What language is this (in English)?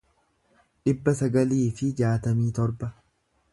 Oromo